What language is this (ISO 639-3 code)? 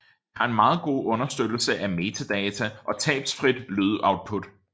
dan